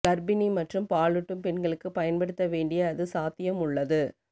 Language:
Tamil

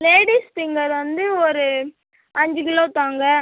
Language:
Tamil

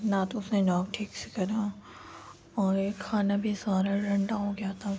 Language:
Urdu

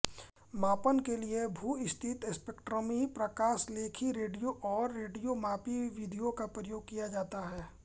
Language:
Hindi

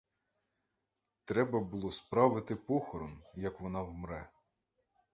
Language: Ukrainian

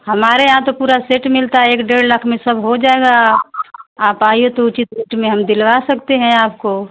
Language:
Hindi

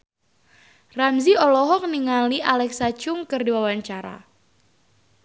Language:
Sundanese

